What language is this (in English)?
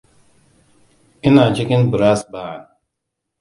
Hausa